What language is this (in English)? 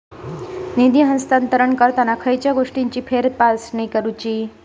Marathi